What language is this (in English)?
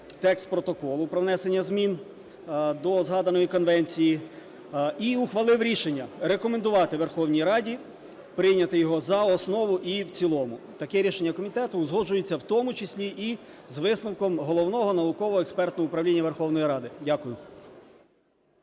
Ukrainian